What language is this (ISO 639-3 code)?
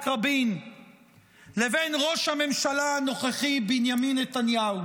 heb